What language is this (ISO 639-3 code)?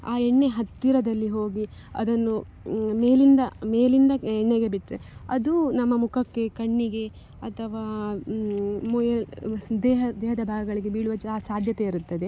kan